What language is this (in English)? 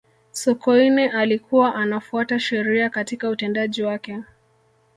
Swahili